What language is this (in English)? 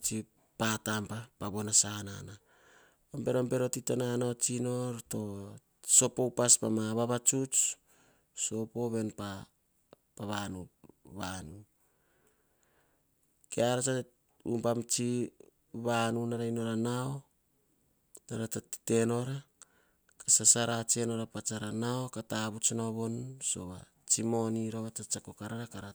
Hahon